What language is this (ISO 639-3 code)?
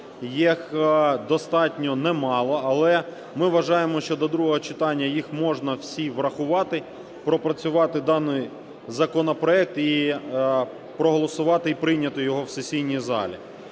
ukr